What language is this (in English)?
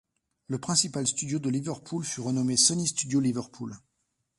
French